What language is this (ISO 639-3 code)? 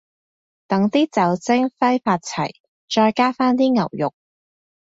yue